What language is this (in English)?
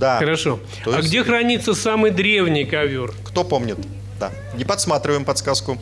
Russian